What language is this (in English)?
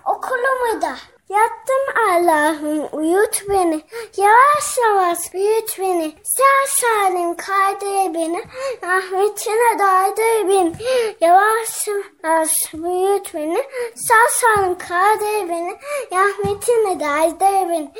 Turkish